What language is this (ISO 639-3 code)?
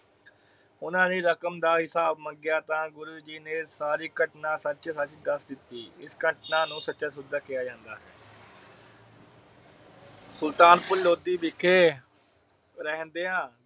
pan